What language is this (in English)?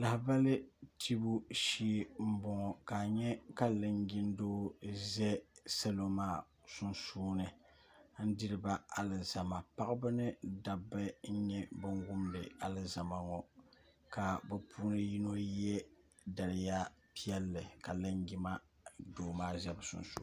Dagbani